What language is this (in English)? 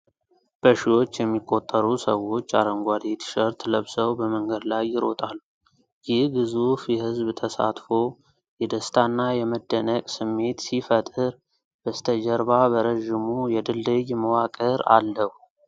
Amharic